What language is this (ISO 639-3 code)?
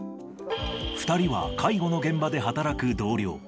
jpn